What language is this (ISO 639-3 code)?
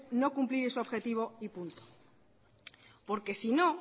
spa